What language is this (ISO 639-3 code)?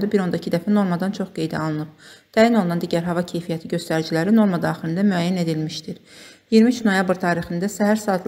tur